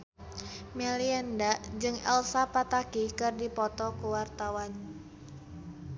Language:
Sundanese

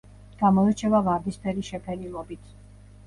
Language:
Georgian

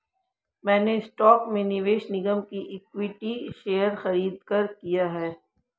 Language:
Hindi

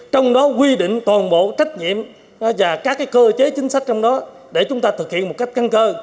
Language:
Vietnamese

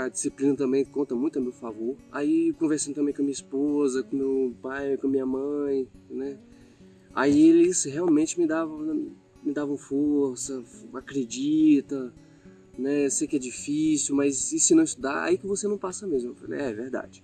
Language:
Portuguese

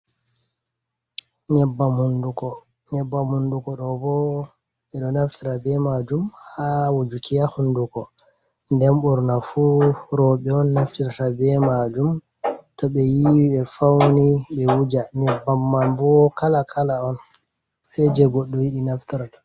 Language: Fula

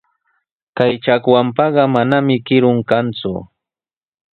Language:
Sihuas Ancash Quechua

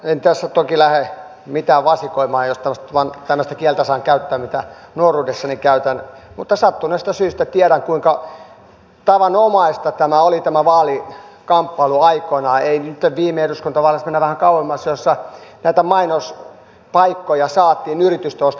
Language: Finnish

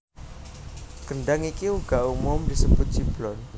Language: Javanese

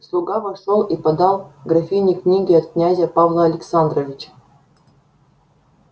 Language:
Russian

